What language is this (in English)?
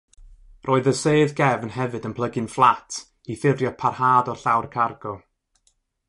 Welsh